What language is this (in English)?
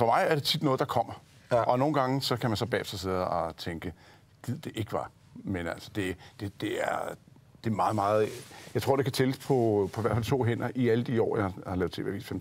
Danish